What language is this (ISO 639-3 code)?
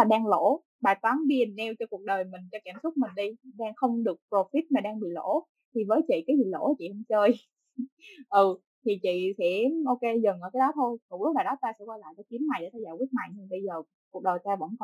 vie